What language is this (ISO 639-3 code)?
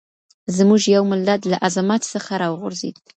pus